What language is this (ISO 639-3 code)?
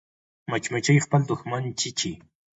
pus